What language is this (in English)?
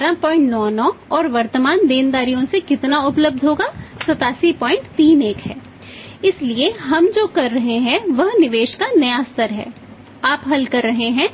Hindi